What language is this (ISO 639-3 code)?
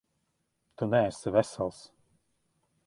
lav